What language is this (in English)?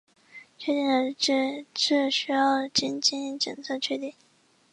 Chinese